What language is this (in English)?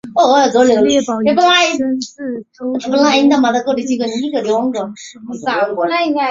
Chinese